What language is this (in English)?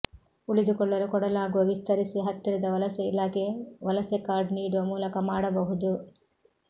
Kannada